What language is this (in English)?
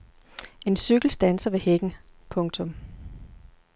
Danish